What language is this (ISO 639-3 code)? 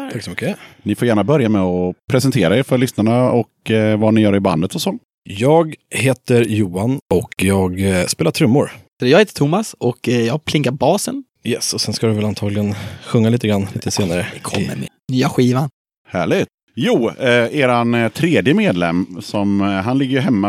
swe